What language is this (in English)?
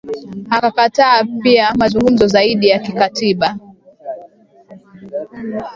Swahili